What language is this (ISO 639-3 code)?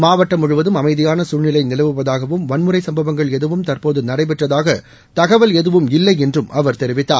tam